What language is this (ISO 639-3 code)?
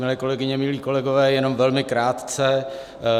ces